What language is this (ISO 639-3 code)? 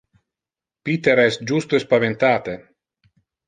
ina